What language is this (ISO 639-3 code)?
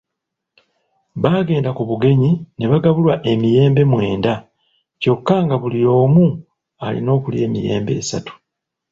lug